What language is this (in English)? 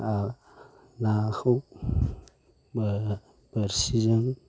Bodo